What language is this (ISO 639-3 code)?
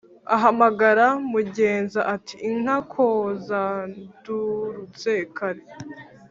kin